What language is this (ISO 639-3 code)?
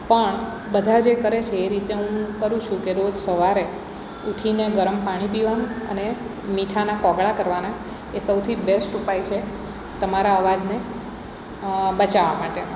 guj